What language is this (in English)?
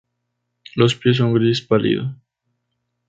Spanish